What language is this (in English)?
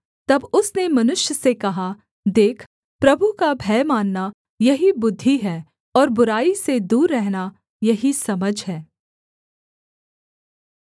Hindi